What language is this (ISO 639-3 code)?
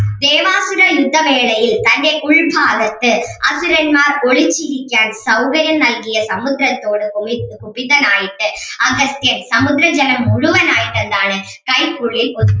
mal